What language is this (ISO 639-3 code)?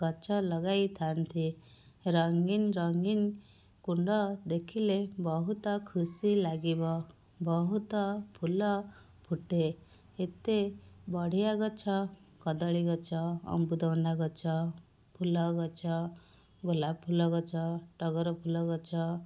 ori